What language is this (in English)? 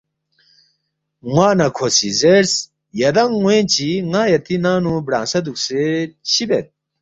Balti